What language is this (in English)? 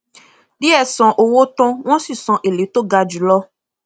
Yoruba